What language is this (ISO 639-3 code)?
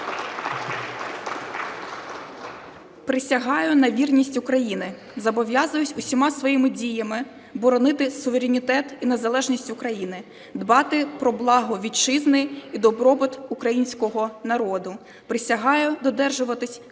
ukr